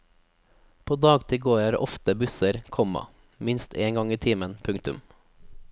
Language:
Norwegian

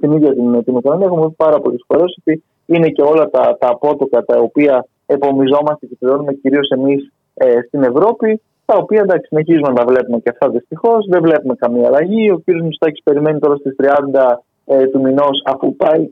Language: Greek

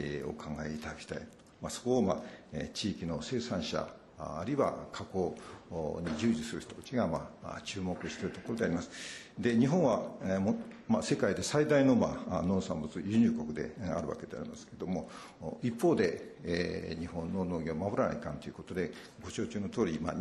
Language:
Japanese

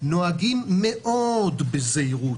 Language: Hebrew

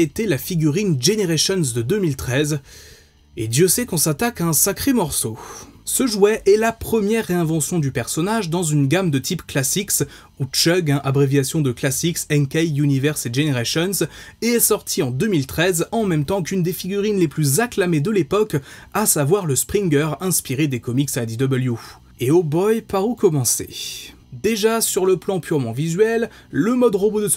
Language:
French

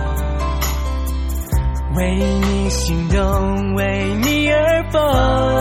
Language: Chinese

